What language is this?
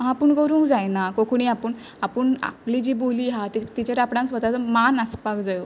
Konkani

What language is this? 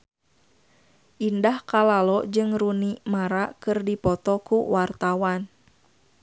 Sundanese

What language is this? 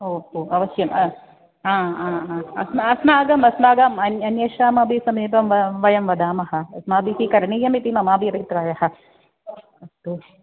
Sanskrit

